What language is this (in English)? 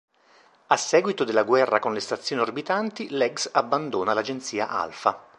Italian